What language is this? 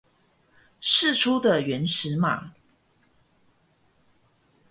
Chinese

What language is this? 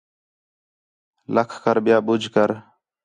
Khetrani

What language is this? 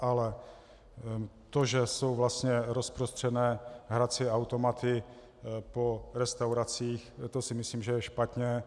Czech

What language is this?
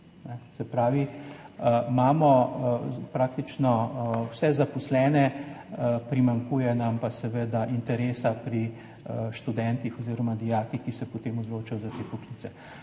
Slovenian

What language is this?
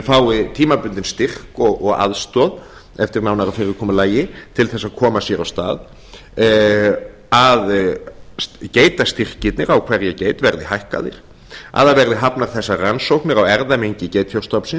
Icelandic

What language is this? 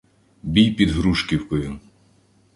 Ukrainian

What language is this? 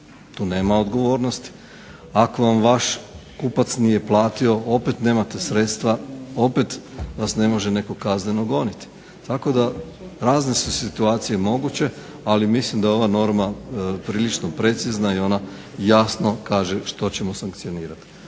Croatian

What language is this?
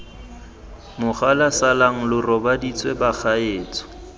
Tswana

